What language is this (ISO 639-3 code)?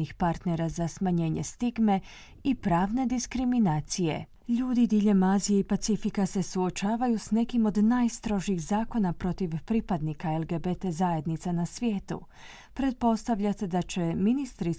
hrv